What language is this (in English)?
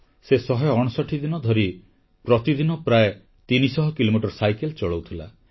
Odia